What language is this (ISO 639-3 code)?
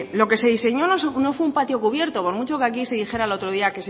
spa